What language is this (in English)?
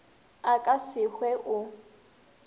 Northern Sotho